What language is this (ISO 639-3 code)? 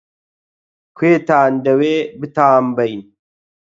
ckb